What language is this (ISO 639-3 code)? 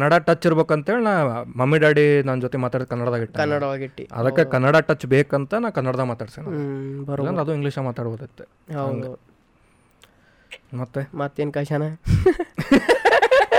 kan